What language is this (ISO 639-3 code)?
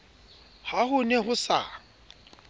sot